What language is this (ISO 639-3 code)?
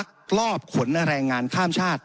tha